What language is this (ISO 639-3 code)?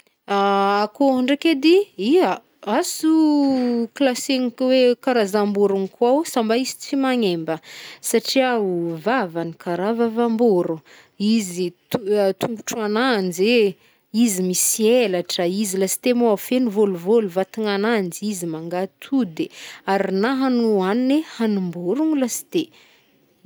bmm